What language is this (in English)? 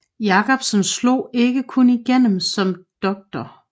Danish